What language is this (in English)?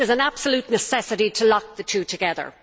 English